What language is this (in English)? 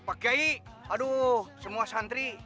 Indonesian